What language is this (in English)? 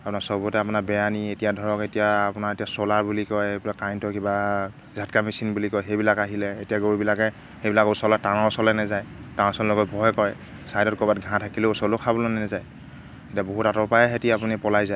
Assamese